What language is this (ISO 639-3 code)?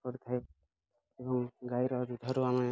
ori